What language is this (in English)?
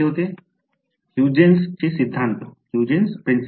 Marathi